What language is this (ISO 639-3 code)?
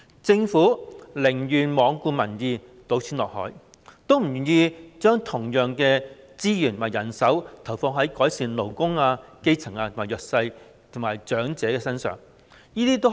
yue